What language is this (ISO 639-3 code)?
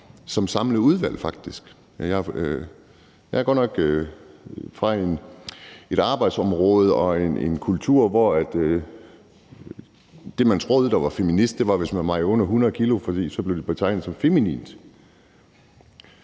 dan